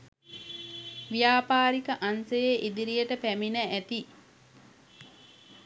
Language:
Sinhala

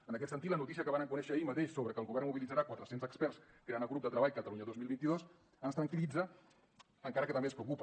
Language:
Catalan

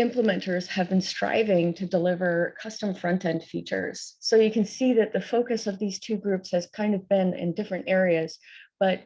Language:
English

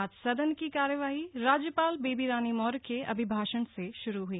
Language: Hindi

